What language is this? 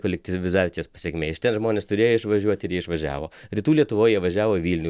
Lithuanian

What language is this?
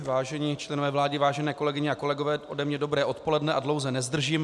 Czech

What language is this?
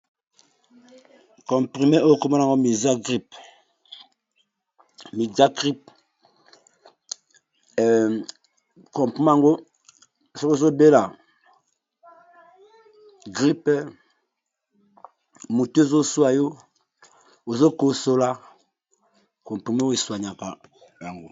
Lingala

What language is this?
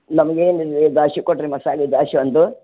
Kannada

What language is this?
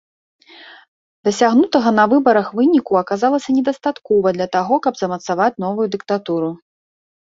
Belarusian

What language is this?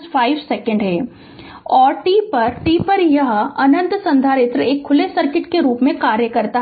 Hindi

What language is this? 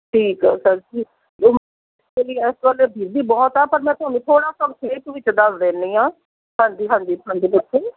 Punjabi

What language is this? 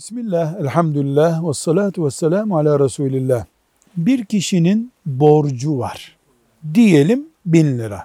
Turkish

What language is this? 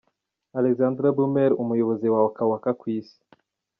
Kinyarwanda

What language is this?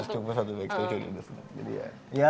Indonesian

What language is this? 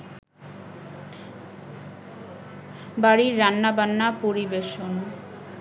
Bangla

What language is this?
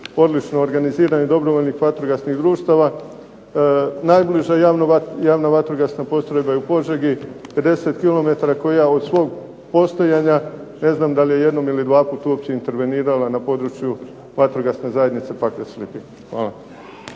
Croatian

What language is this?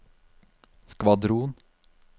Norwegian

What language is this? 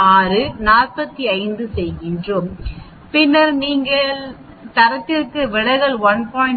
Tamil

